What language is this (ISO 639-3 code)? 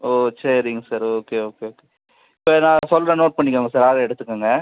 tam